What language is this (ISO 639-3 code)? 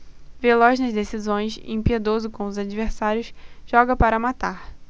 por